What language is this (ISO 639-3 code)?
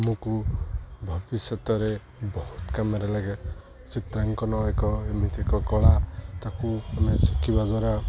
ori